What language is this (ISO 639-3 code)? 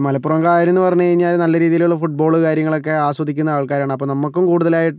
mal